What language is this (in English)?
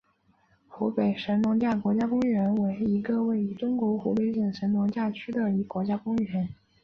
Chinese